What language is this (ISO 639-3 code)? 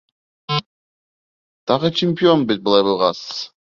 bak